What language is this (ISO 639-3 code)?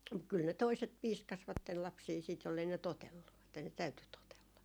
fin